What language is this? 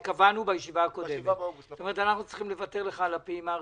Hebrew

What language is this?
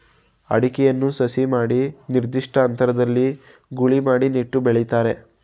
Kannada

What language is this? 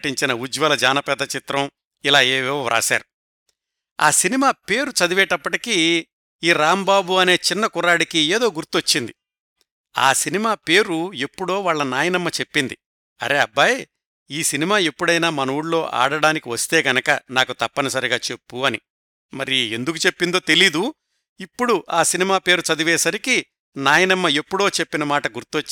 Telugu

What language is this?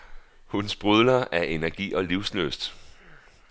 Danish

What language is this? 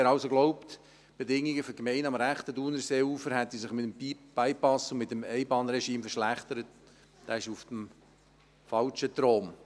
Swiss German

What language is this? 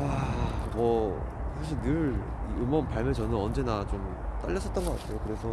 Korean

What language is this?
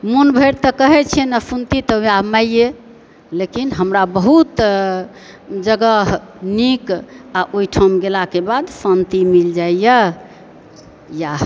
Maithili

